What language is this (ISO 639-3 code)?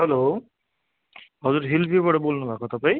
nep